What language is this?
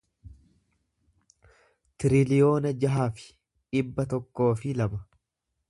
Oromo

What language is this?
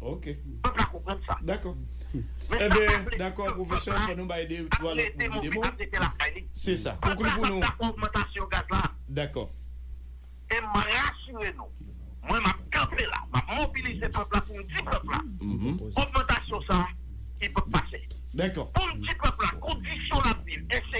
French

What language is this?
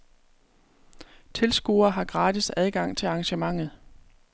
Danish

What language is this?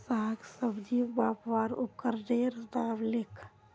Magahi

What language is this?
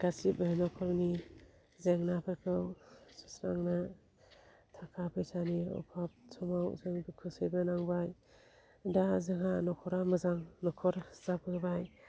Bodo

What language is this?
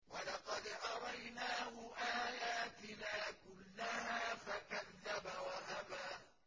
Arabic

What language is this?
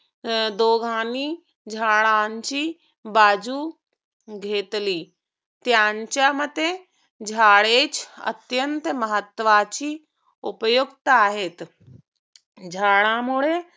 Marathi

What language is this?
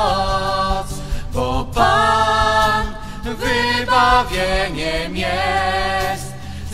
Polish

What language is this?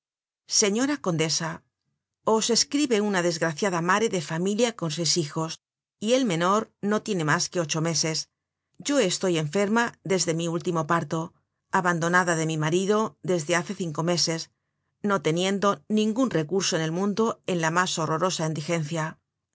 Spanish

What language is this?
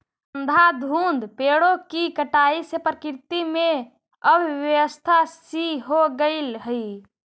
Magahi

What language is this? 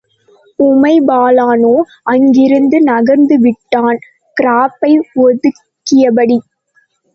Tamil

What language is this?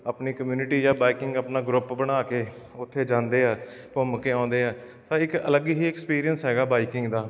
Punjabi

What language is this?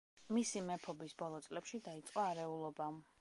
Georgian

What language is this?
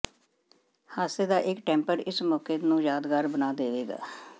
Punjabi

